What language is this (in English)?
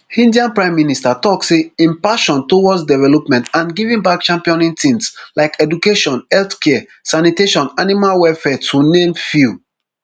Nigerian Pidgin